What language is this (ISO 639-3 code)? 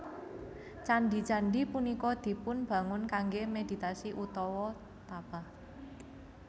jav